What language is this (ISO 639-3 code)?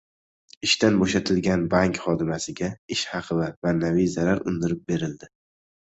uzb